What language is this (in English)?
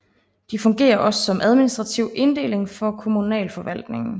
Danish